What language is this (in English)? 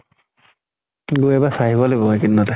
Assamese